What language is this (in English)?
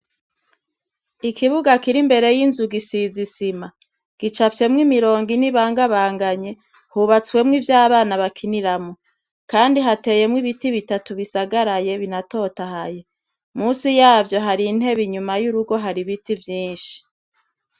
Rundi